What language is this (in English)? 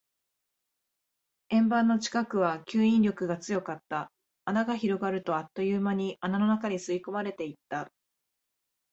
Japanese